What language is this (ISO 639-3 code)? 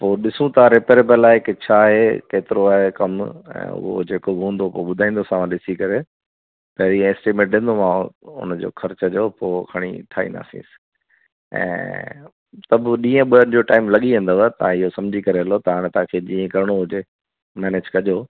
snd